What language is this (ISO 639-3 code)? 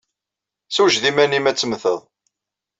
kab